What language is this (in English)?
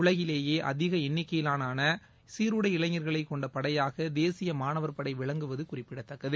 Tamil